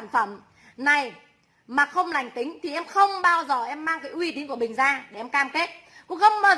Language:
Vietnamese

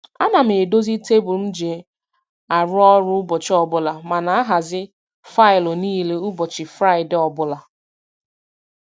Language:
Igbo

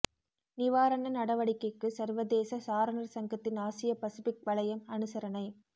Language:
Tamil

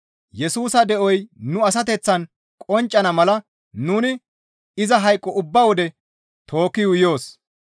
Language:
Gamo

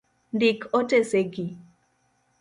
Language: Luo (Kenya and Tanzania)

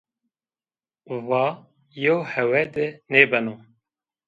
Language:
Zaza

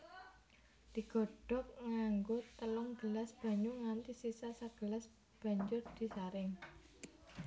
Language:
Javanese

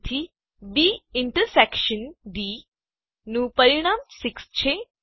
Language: Gujarati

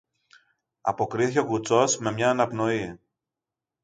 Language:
Greek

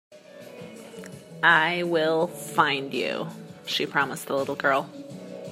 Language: English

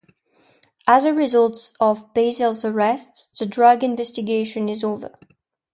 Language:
English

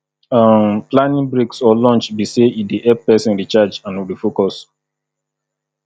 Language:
Nigerian Pidgin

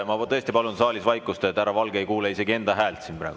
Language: Estonian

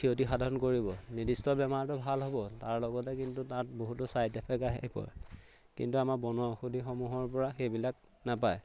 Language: Assamese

